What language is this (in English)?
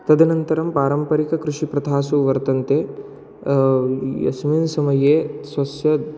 Sanskrit